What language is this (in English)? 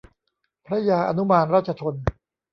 Thai